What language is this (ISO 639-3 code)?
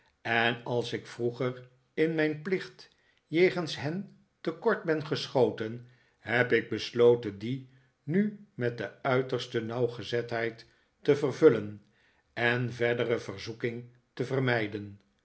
nld